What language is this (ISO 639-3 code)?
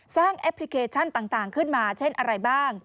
tha